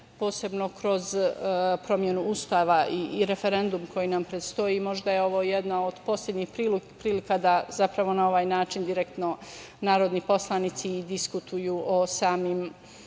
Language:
Serbian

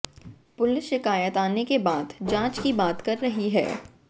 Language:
Hindi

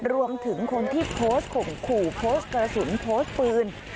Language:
Thai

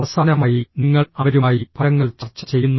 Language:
Malayalam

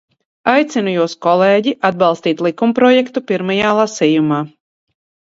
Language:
Latvian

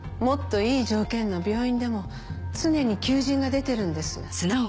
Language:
Japanese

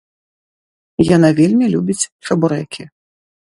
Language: Belarusian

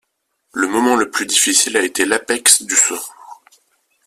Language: French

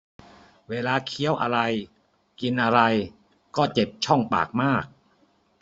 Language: Thai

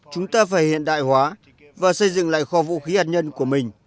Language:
Vietnamese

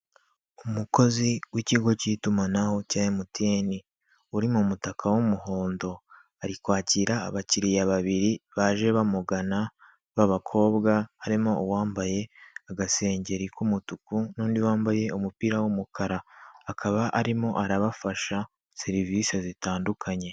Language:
Kinyarwanda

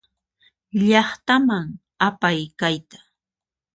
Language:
Puno Quechua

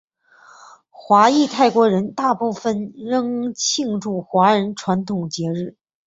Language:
Chinese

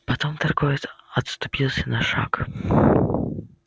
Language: Russian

